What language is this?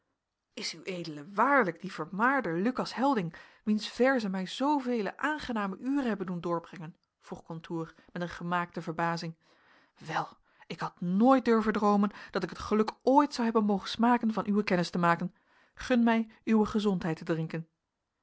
Dutch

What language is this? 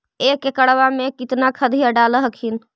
Magahi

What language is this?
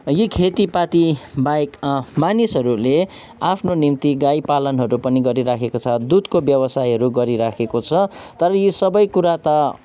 Nepali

